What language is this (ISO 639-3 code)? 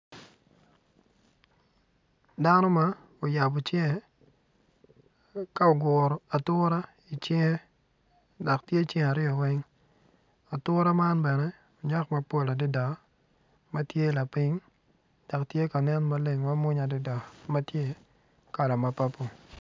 ach